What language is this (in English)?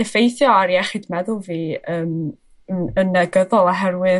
Welsh